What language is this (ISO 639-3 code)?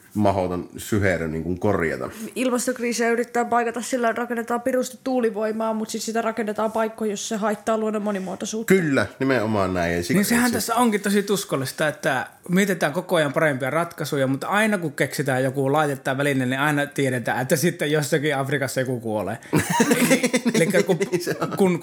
fin